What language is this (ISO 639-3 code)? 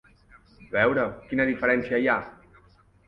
cat